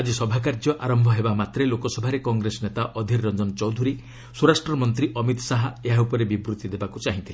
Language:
Odia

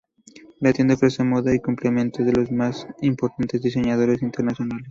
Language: Spanish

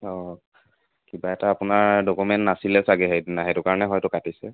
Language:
Assamese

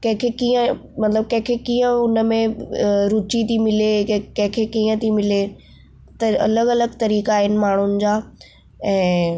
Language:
Sindhi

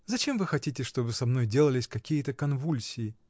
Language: Russian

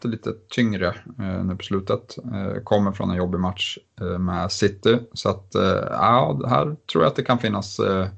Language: Swedish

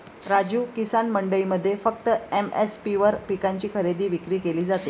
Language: Marathi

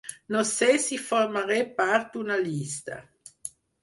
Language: Catalan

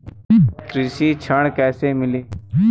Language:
Bhojpuri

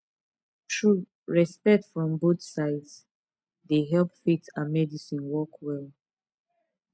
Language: Nigerian Pidgin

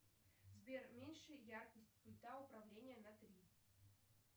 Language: Russian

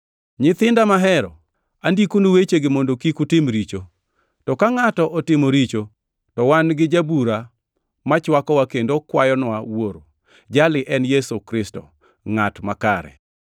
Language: Luo (Kenya and Tanzania)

